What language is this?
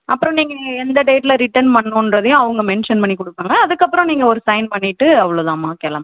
Tamil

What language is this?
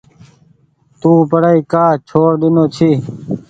Goaria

